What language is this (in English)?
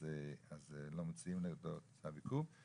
Hebrew